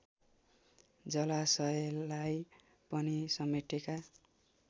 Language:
Nepali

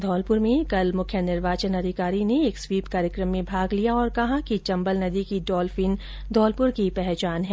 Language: Hindi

